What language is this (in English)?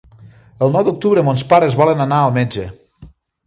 Catalan